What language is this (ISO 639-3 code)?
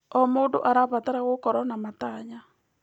kik